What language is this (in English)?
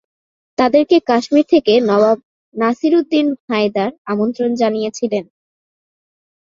Bangla